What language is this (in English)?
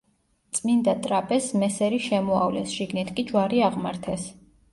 Georgian